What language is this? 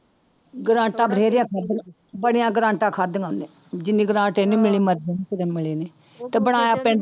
Punjabi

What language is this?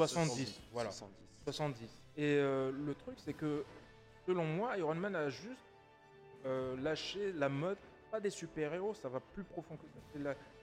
French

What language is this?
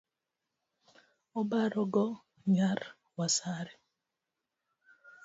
Luo (Kenya and Tanzania)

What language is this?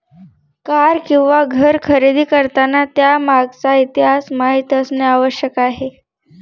Marathi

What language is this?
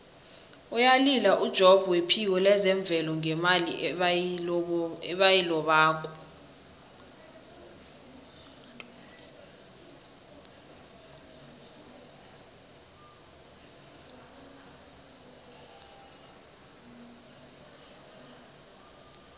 South Ndebele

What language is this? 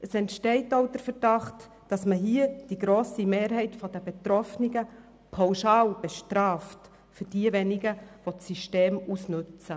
Swiss German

